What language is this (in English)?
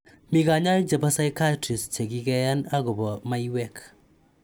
Kalenjin